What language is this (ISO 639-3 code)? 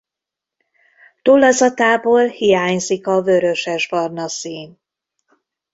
hun